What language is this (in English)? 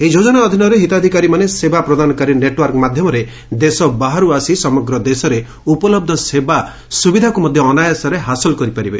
Odia